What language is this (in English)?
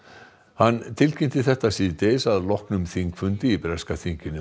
Icelandic